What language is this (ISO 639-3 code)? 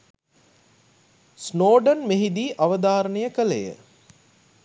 sin